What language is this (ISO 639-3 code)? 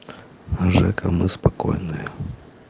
rus